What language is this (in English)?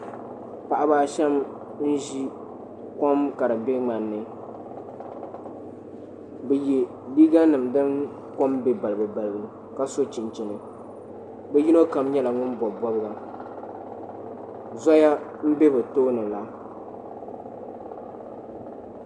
Dagbani